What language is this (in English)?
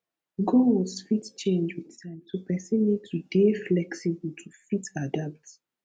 Nigerian Pidgin